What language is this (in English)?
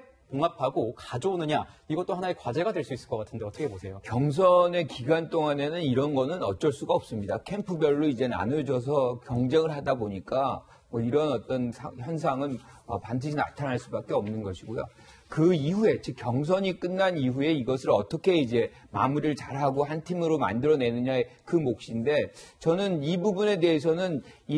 Korean